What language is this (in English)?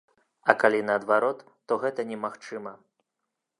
Belarusian